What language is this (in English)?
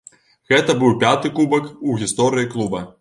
Belarusian